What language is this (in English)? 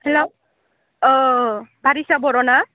Bodo